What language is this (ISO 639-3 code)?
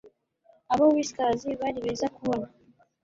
kin